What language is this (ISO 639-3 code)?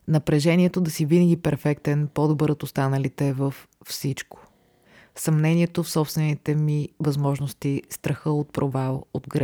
bul